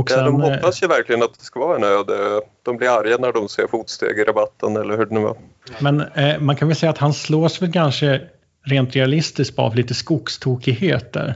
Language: Swedish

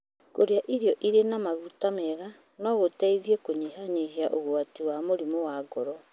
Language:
Kikuyu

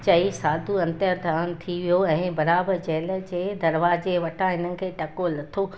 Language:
Sindhi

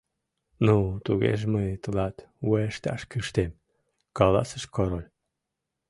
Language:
Mari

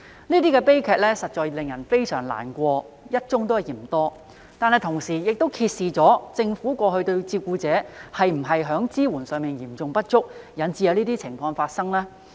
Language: Cantonese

